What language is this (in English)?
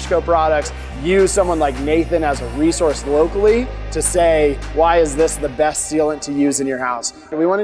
English